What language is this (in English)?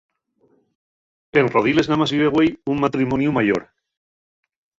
Asturian